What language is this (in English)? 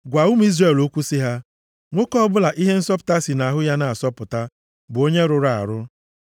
Igbo